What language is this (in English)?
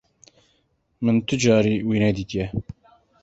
Kurdish